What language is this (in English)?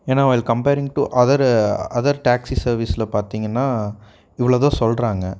Tamil